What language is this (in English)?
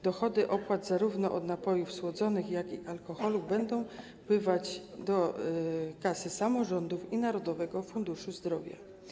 Polish